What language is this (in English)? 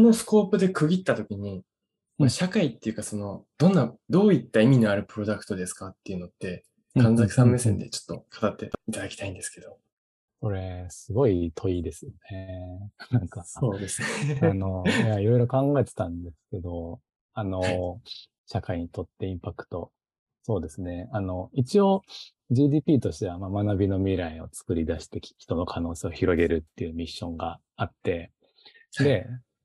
Japanese